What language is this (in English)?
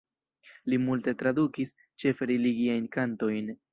Esperanto